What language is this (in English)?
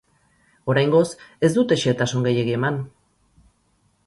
Basque